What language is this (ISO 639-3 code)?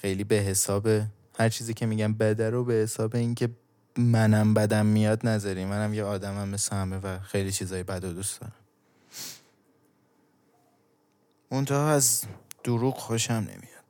fas